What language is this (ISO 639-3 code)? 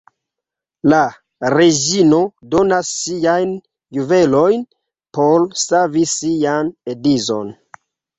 epo